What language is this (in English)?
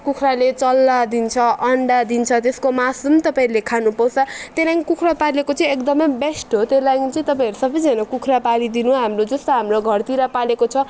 Nepali